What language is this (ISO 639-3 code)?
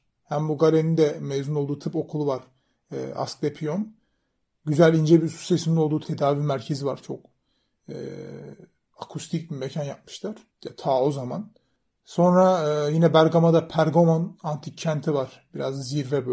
tur